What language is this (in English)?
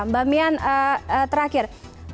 Indonesian